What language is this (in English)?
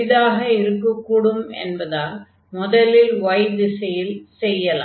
Tamil